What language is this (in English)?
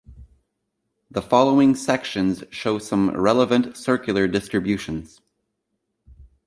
English